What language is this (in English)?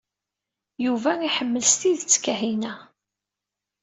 Kabyle